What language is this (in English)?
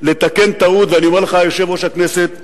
Hebrew